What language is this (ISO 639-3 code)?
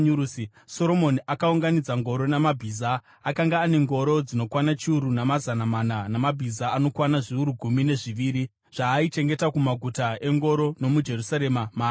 sna